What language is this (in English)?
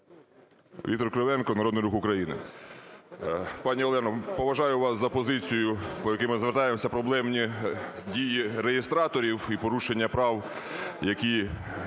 Ukrainian